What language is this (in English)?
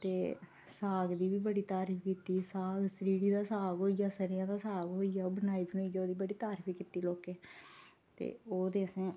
Dogri